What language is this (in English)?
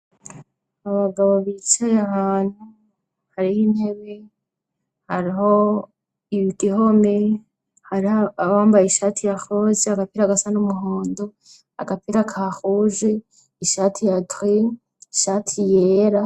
Rundi